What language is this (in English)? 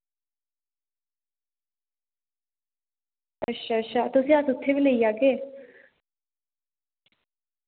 Dogri